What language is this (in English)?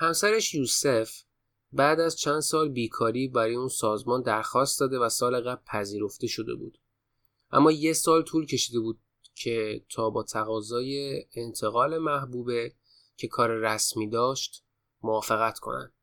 Persian